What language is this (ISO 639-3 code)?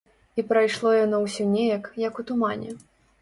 bel